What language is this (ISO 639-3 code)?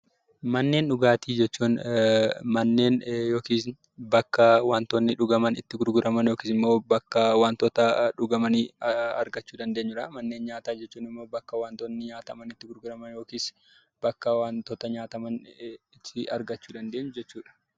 orm